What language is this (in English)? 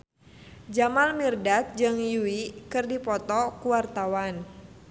Sundanese